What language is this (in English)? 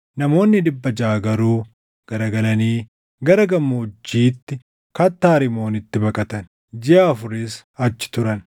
Oromo